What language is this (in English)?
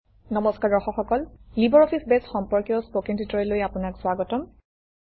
Assamese